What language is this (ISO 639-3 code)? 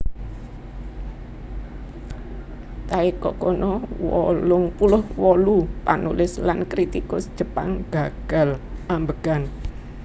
jav